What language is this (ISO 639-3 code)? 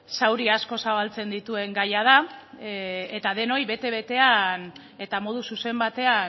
eus